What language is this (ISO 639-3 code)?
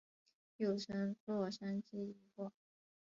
zho